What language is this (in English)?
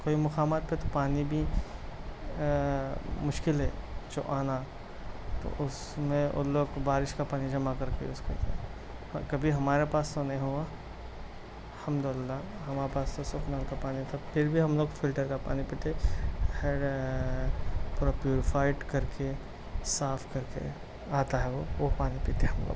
Urdu